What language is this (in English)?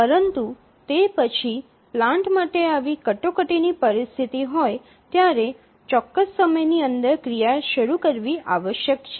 Gujarati